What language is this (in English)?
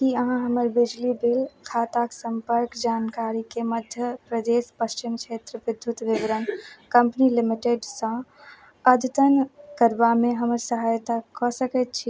Maithili